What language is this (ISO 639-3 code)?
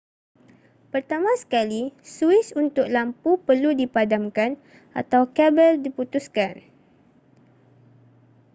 msa